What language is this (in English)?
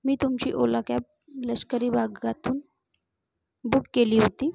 Marathi